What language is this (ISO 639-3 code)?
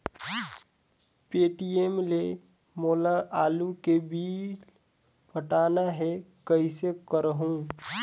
hne